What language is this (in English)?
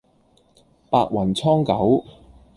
Cantonese